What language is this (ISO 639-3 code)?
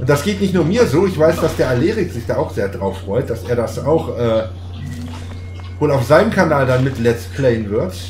deu